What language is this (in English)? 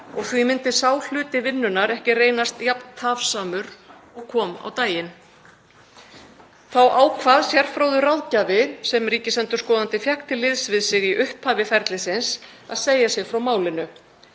Icelandic